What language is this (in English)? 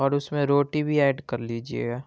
Urdu